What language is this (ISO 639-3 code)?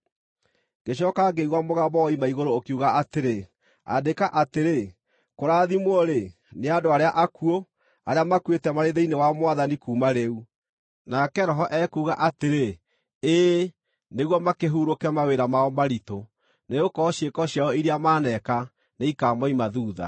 kik